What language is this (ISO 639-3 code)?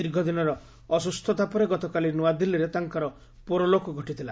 ori